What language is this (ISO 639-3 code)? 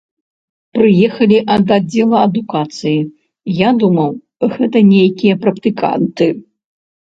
bel